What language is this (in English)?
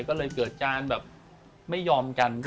Thai